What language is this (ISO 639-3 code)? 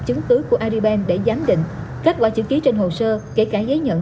vie